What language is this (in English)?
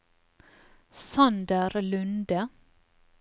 Norwegian